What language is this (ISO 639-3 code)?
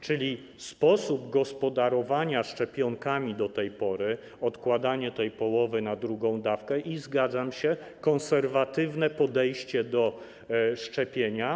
pol